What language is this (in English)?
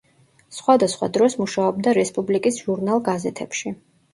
Georgian